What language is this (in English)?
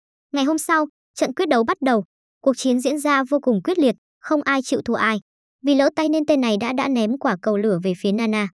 Vietnamese